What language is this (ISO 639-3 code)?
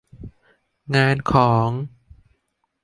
tha